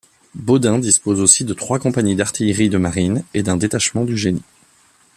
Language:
French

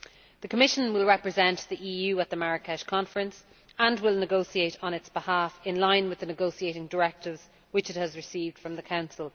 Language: English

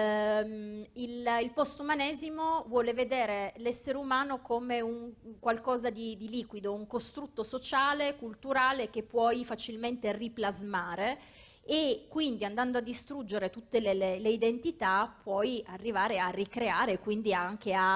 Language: Italian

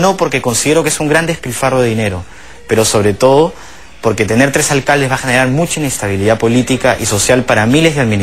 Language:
Spanish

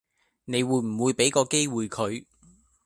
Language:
Cantonese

